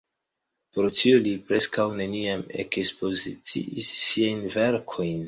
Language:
Esperanto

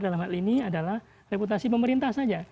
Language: Indonesian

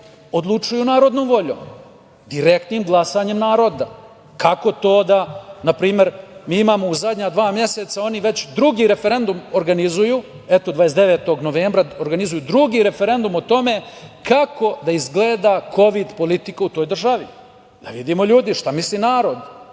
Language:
Serbian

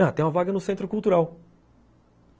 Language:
Portuguese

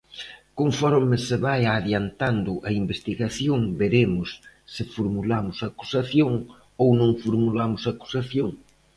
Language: Galician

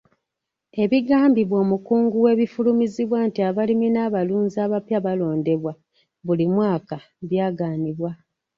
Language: Ganda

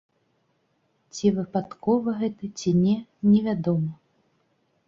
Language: Belarusian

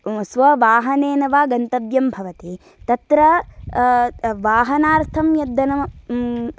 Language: Sanskrit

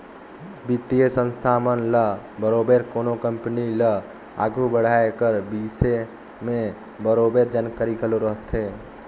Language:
Chhattisgarhi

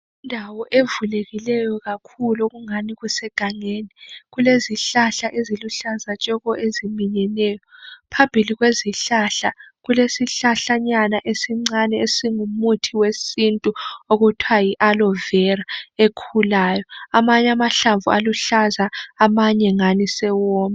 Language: North Ndebele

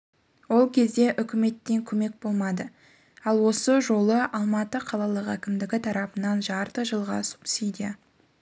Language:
Kazakh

